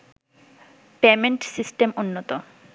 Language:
Bangla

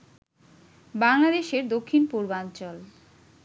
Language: Bangla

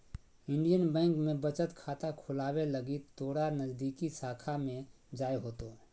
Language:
Magahi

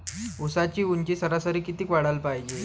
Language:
Marathi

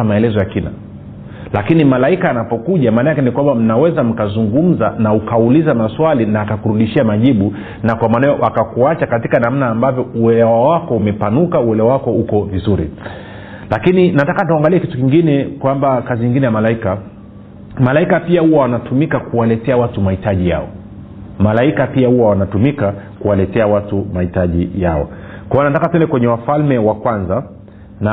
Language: Swahili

